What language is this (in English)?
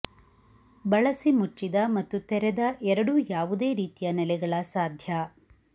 Kannada